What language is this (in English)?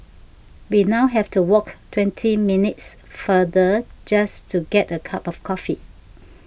English